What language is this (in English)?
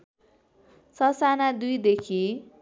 Nepali